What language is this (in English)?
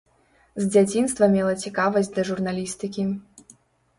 Belarusian